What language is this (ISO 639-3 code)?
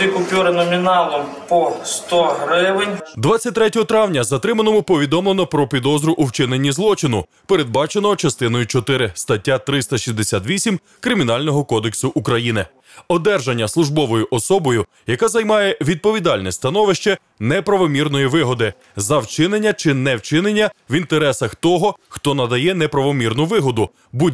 ukr